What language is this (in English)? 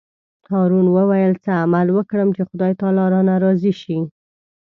Pashto